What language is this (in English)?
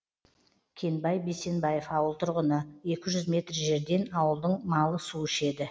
Kazakh